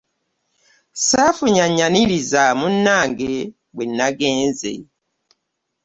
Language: Ganda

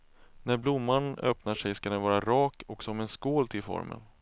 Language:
Swedish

